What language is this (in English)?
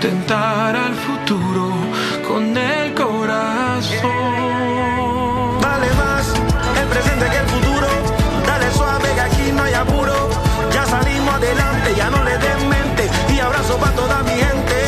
Persian